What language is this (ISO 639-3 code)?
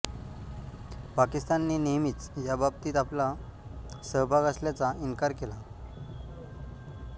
mar